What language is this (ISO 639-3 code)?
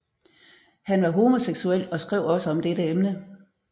dan